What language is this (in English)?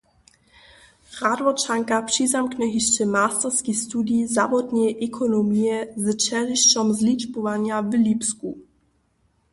Upper Sorbian